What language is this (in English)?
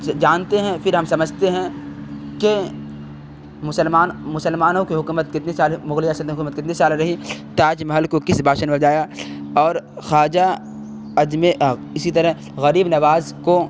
Urdu